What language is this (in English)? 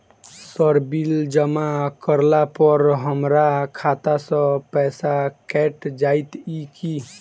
Maithili